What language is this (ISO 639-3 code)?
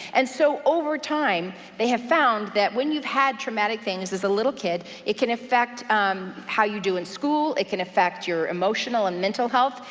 eng